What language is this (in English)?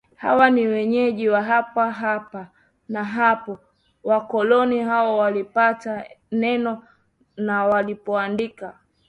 Swahili